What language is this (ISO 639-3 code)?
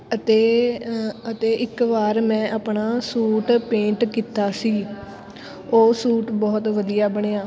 pan